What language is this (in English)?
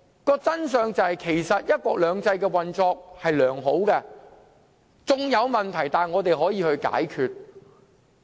Cantonese